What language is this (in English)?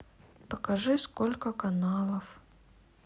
Russian